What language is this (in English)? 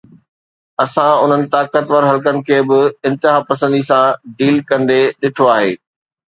Sindhi